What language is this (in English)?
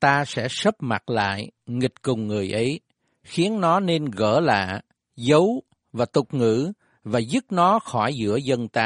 Vietnamese